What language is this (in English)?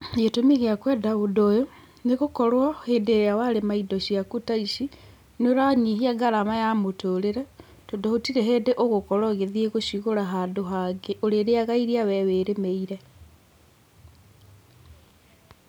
Kikuyu